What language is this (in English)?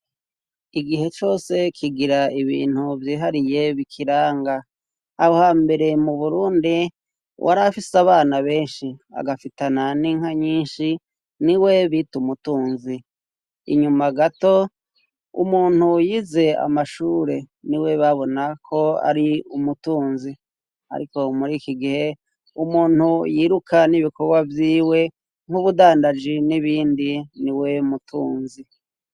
Rundi